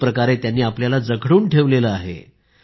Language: Marathi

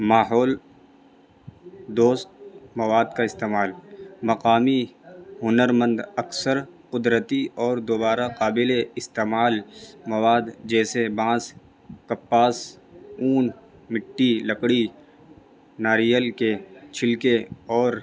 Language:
Urdu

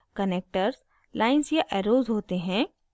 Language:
Hindi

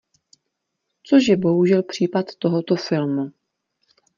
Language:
Czech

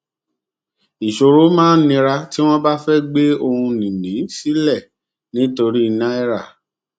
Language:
Yoruba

